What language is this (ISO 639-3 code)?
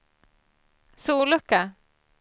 swe